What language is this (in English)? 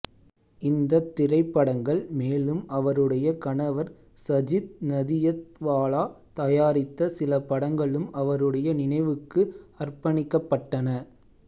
Tamil